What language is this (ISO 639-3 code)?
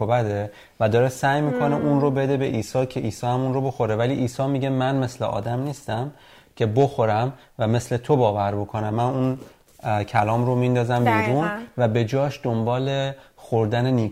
fas